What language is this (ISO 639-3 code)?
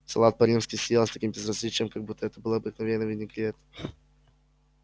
rus